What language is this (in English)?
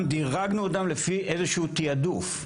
Hebrew